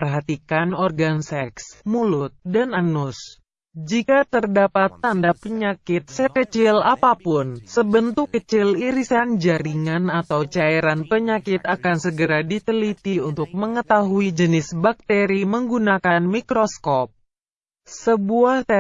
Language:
Indonesian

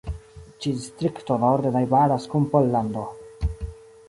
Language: Esperanto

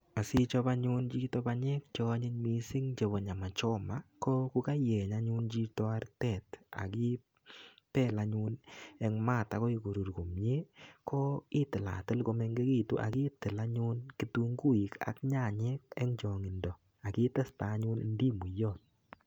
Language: Kalenjin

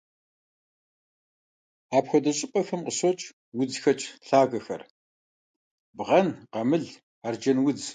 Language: Kabardian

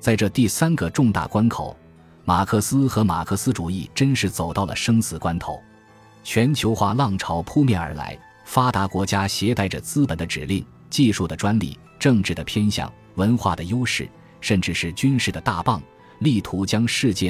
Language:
Chinese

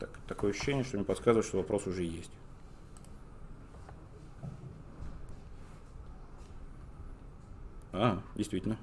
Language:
Russian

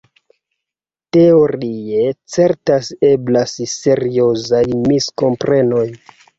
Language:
Esperanto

